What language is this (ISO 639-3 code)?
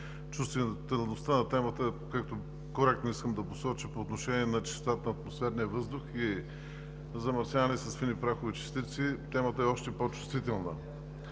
bul